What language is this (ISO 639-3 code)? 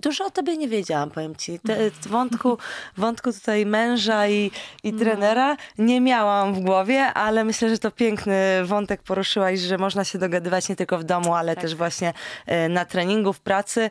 pol